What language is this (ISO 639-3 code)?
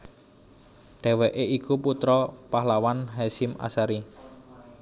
jav